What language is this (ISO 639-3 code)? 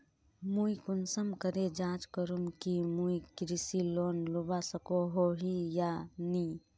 mag